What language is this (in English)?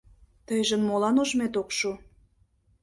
Mari